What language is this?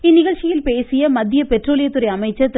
Tamil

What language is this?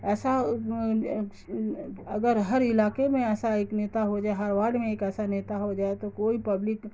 Urdu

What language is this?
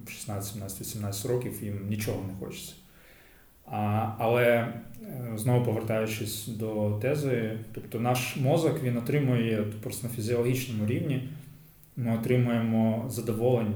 Ukrainian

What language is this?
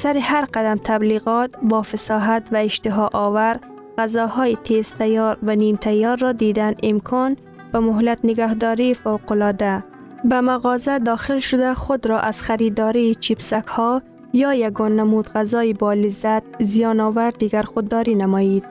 Persian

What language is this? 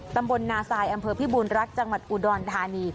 Thai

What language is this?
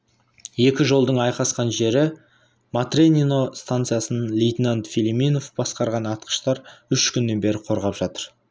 Kazakh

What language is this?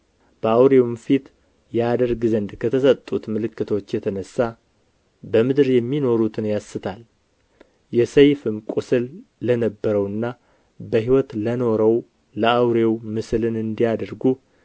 Amharic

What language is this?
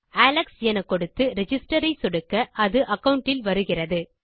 Tamil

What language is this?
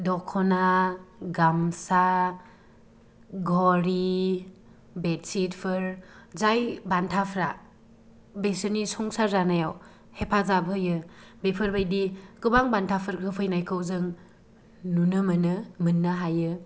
Bodo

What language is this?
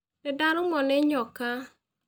Kikuyu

